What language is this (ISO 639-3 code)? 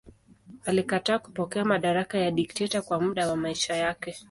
swa